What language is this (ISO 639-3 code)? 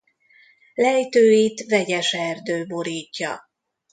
hun